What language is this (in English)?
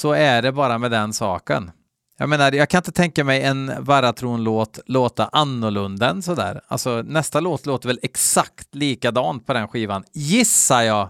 Swedish